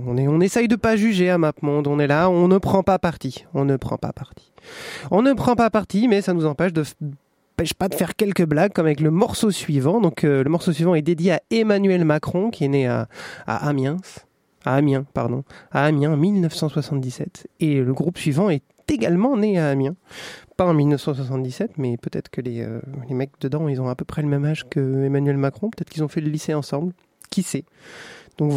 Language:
French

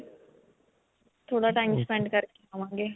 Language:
Punjabi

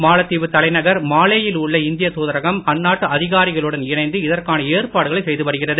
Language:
Tamil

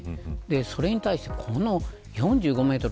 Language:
Japanese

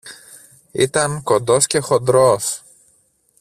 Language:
Greek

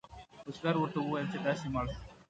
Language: Pashto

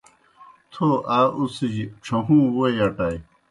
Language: Kohistani Shina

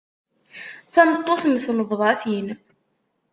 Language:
Kabyle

